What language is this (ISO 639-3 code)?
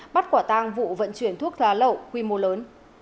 vie